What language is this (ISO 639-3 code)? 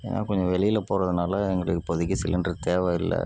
tam